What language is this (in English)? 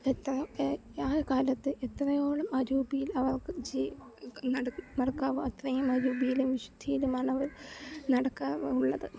Malayalam